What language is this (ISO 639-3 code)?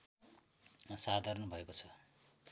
nep